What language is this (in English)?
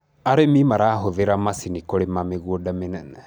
Kikuyu